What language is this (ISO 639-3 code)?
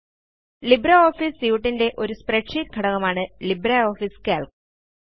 mal